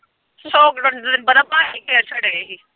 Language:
Punjabi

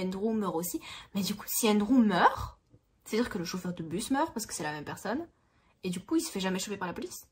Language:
French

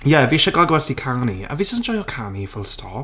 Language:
Welsh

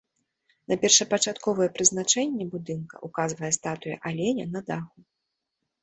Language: Belarusian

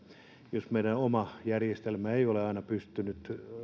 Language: Finnish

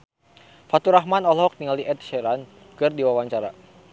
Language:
Sundanese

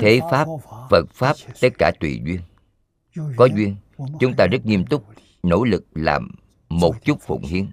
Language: Vietnamese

